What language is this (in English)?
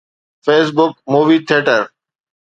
Sindhi